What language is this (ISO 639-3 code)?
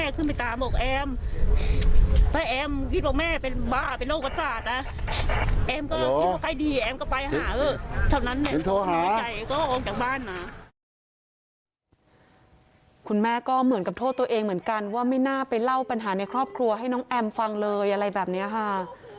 tha